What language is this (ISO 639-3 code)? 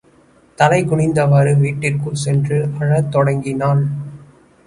tam